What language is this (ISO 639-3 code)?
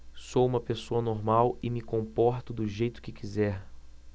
por